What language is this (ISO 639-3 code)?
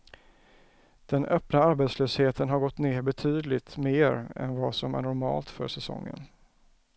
swe